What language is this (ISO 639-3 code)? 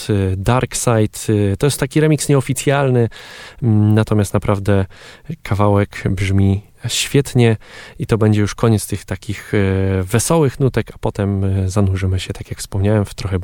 pol